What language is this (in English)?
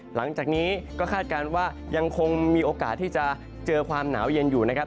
Thai